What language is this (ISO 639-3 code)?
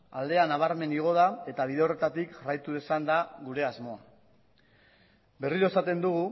eus